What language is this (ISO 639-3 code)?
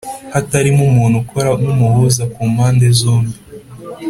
kin